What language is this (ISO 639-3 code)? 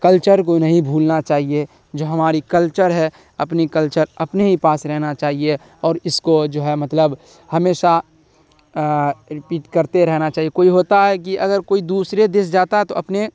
urd